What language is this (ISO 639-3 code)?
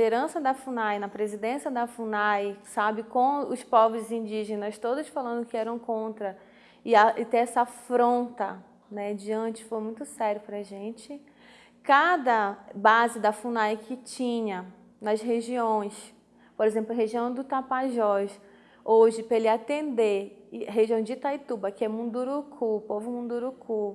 por